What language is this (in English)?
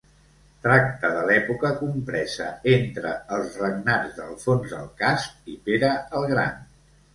Catalan